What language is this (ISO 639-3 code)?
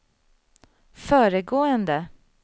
swe